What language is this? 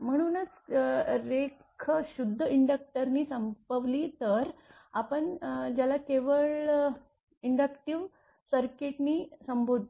Marathi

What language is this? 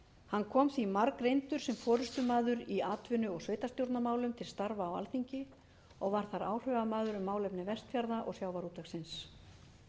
Icelandic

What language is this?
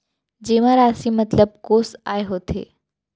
Chhattisgarhi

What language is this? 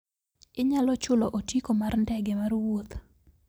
Luo (Kenya and Tanzania)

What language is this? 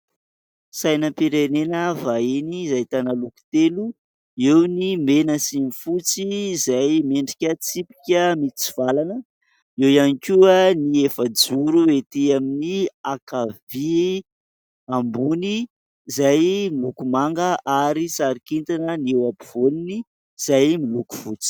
Malagasy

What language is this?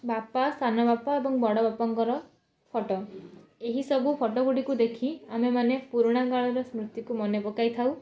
Odia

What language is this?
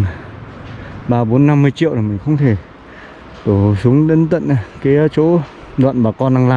Vietnamese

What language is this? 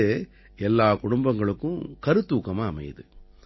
Tamil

